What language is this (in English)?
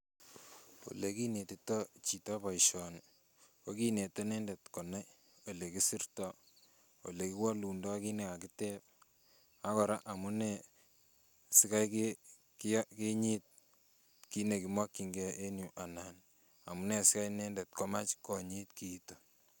Kalenjin